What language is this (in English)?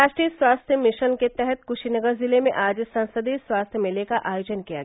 Hindi